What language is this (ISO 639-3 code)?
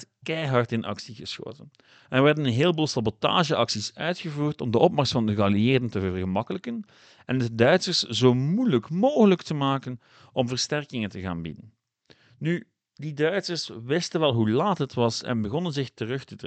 nld